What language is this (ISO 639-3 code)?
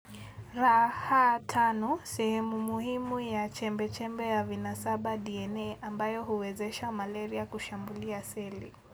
luo